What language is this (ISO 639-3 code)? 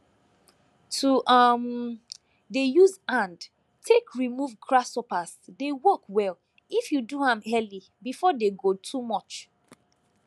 pcm